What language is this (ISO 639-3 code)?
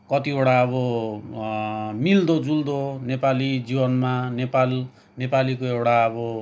nep